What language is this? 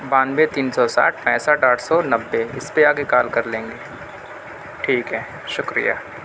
Urdu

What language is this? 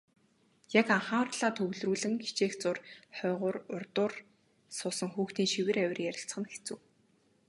Mongolian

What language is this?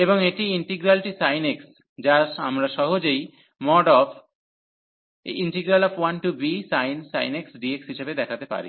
Bangla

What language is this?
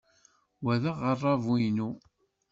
Kabyle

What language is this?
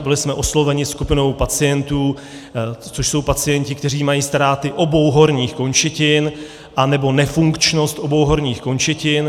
Czech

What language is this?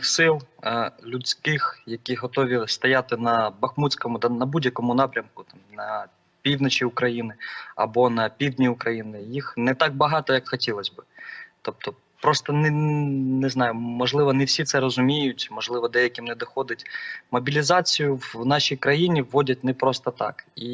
Ukrainian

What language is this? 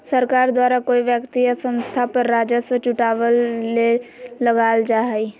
Magahi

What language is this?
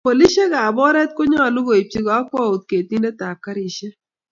Kalenjin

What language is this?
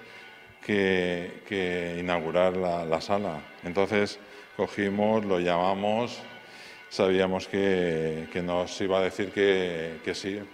Spanish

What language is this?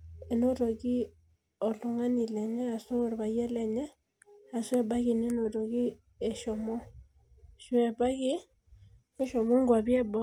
Masai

